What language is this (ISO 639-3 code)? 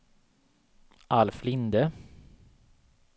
swe